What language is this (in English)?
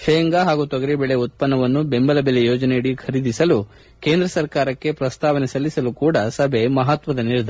Kannada